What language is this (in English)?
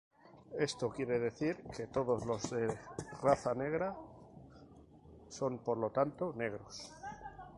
Spanish